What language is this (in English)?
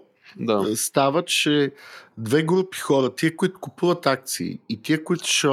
Bulgarian